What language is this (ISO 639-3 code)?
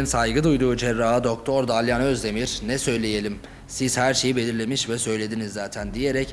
tur